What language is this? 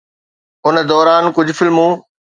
Sindhi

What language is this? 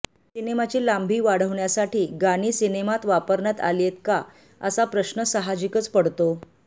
Marathi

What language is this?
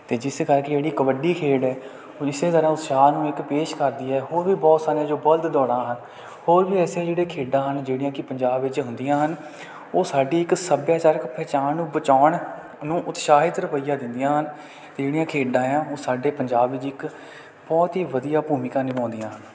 Punjabi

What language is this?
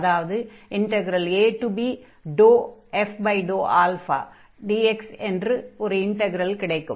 Tamil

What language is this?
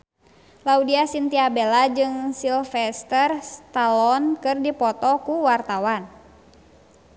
Sundanese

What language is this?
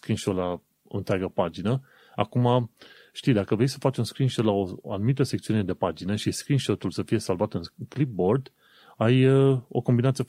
Romanian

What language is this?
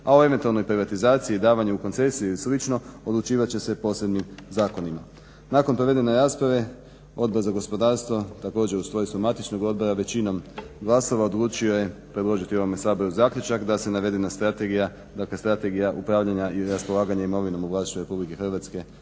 Croatian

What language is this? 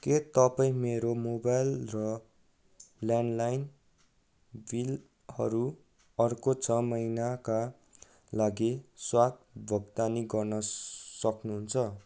Nepali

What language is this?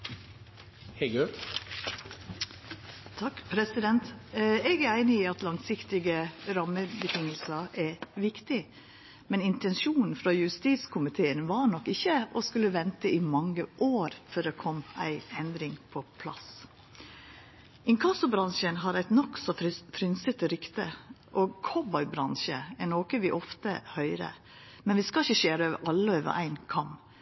Norwegian Nynorsk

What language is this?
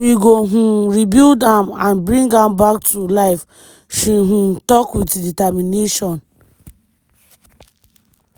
Nigerian Pidgin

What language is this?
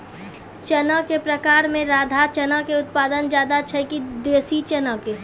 Maithili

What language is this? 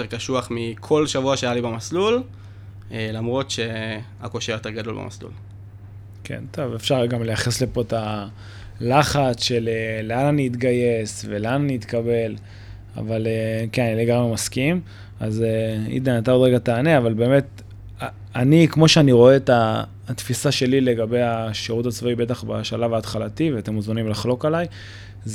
Hebrew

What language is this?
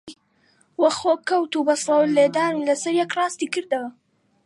Central Kurdish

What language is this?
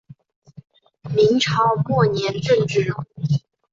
Chinese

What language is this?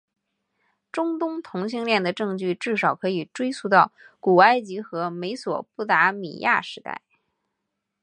Chinese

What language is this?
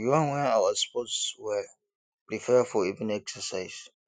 Nigerian Pidgin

